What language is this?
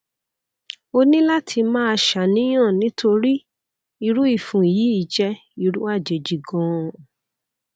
Yoruba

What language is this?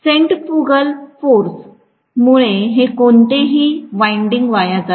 Marathi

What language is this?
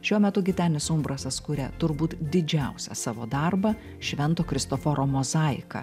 Lithuanian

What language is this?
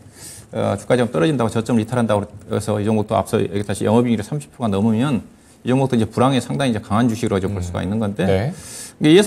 Korean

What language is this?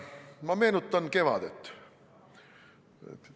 Estonian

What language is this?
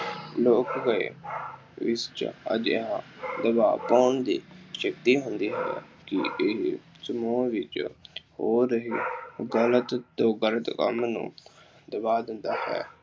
Punjabi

